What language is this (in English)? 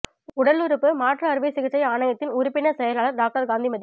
Tamil